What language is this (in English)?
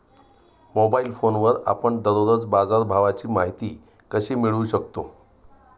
Marathi